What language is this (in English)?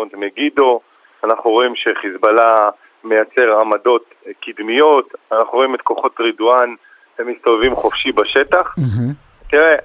Hebrew